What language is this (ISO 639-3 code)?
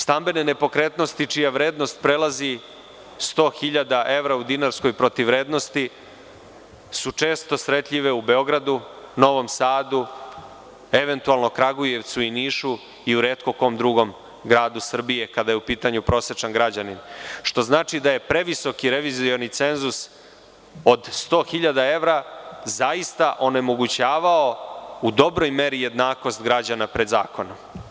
srp